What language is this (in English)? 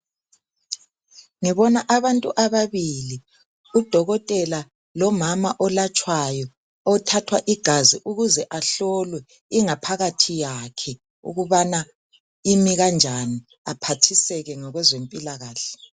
North Ndebele